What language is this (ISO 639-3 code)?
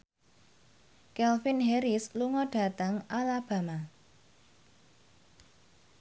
jav